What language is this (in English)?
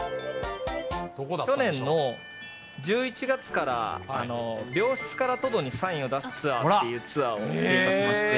Japanese